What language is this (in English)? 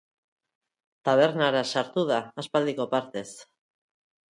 Basque